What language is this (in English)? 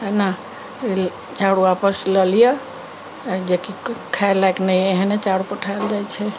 Maithili